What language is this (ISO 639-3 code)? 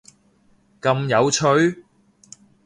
yue